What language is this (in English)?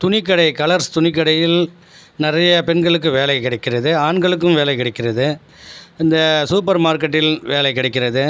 Tamil